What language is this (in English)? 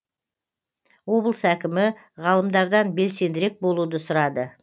Kazakh